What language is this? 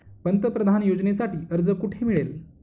Marathi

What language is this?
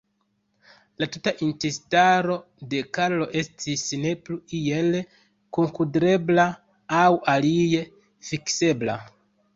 Esperanto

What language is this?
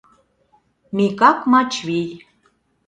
Mari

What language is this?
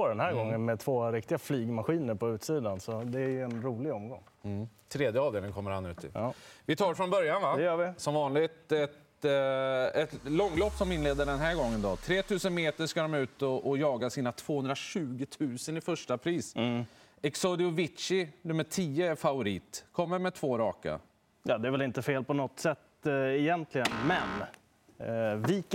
Swedish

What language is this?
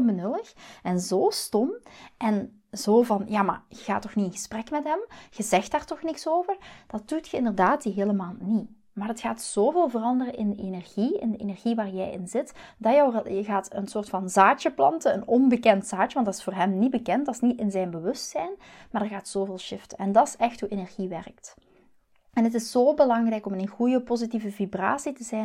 Dutch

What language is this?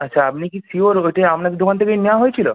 Bangla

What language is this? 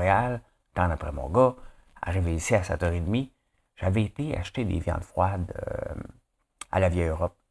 French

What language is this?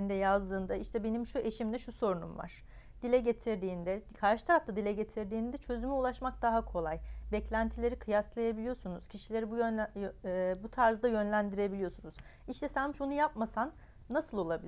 Turkish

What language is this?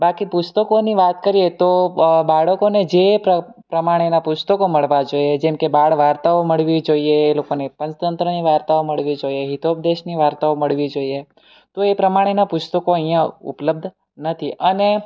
Gujarati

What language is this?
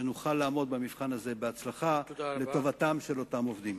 Hebrew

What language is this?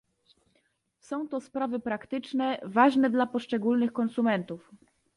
Polish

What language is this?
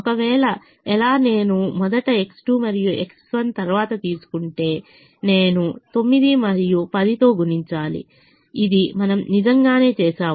Telugu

